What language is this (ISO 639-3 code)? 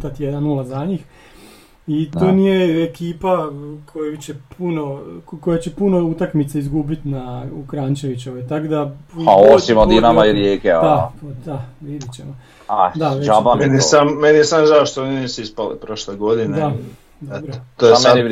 hrv